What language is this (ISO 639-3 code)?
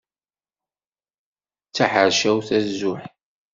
kab